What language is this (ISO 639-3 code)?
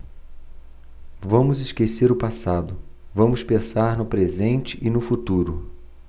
por